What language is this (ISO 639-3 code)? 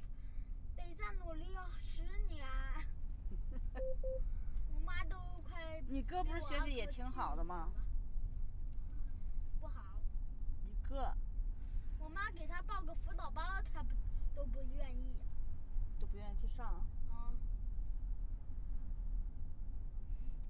zho